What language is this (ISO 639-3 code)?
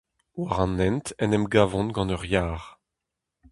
bre